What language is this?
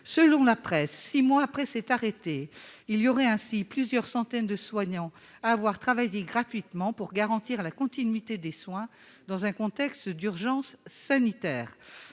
French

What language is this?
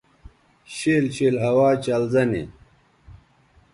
Bateri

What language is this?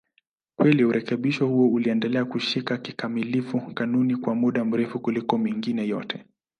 Swahili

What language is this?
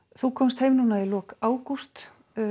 Icelandic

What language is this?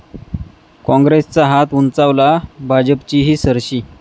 Marathi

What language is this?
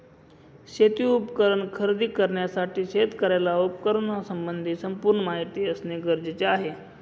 Marathi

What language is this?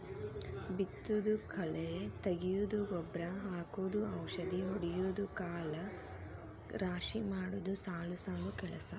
Kannada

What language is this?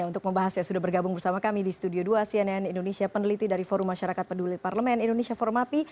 Indonesian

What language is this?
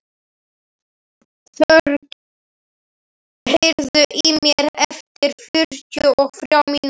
Icelandic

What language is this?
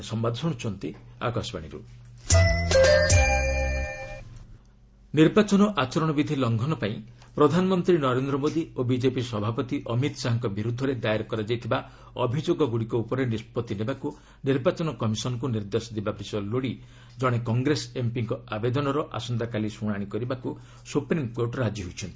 Odia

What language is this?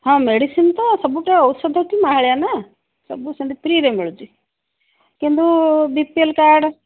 Odia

